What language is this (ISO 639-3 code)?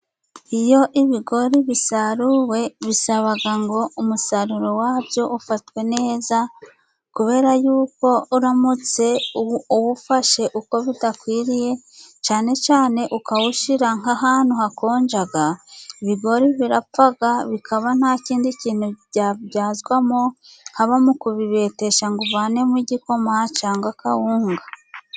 kin